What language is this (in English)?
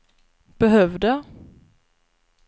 Swedish